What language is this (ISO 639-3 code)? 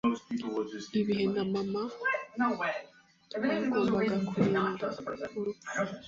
kin